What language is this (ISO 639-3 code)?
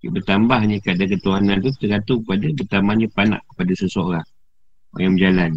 msa